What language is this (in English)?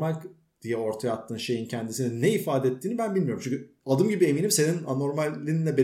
Turkish